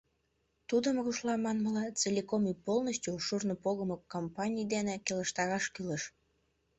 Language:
Mari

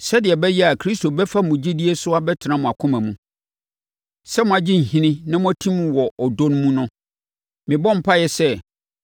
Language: Akan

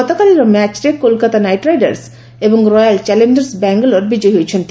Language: Odia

